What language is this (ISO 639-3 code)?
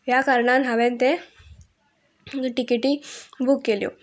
kok